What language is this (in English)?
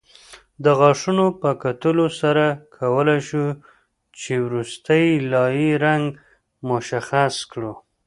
Pashto